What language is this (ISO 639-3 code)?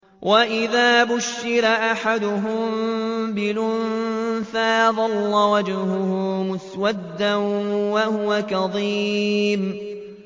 ara